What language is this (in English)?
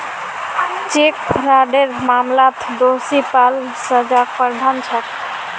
Magahi